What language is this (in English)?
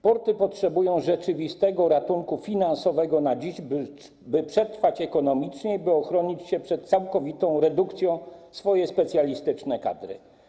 Polish